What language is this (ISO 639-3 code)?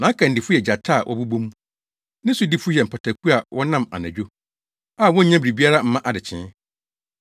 aka